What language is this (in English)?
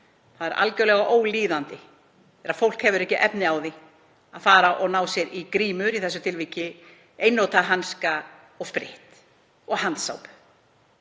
Icelandic